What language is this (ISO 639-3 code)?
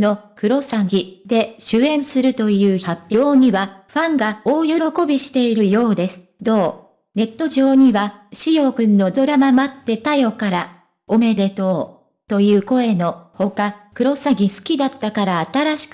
jpn